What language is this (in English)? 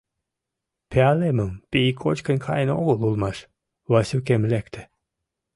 Mari